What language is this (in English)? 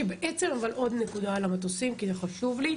Hebrew